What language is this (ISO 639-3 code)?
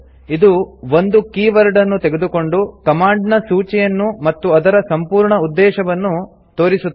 kan